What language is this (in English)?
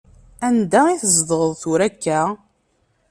Kabyle